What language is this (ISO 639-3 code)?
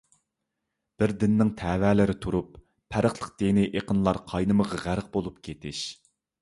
uig